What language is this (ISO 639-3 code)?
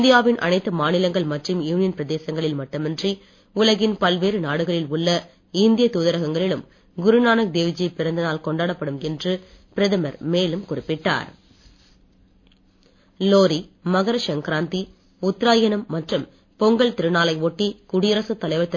tam